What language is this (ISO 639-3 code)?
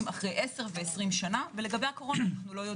heb